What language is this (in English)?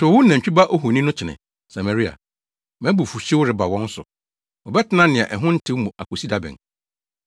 Akan